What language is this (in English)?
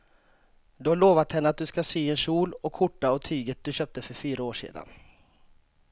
Swedish